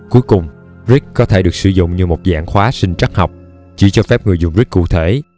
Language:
Vietnamese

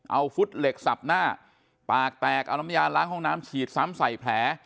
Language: Thai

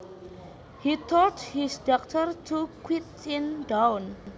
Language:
Javanese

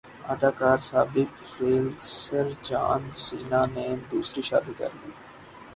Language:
Urdu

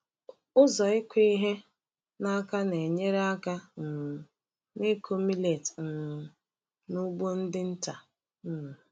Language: Igbo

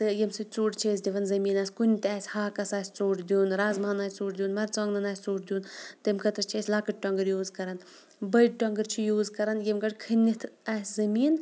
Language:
Kashmiri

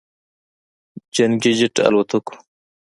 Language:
Pashto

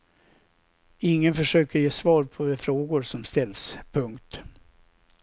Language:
Swedish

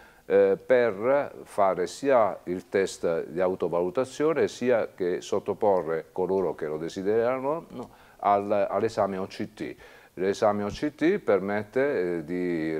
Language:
Italian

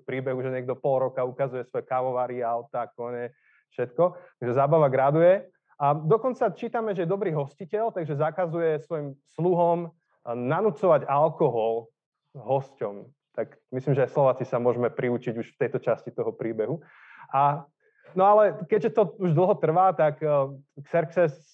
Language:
Slovak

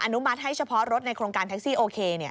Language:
Thai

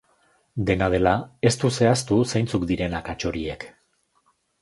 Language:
Basque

